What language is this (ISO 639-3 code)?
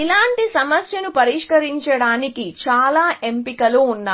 tel